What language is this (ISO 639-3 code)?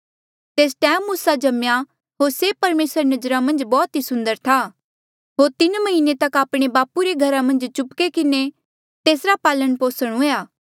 mjl